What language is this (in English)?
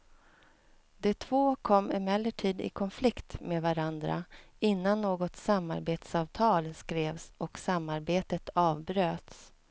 Swedish